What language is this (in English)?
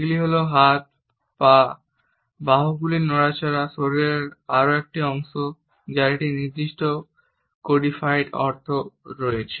Bangla